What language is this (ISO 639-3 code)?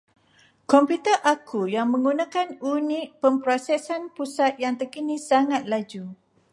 msa